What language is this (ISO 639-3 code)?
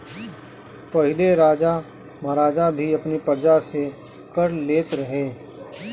bho